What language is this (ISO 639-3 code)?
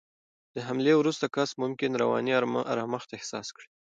pus